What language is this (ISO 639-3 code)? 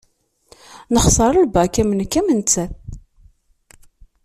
kab